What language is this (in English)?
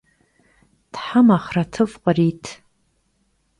Kabardian